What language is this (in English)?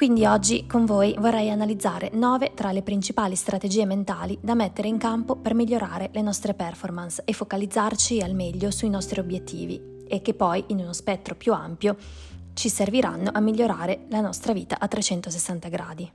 Italian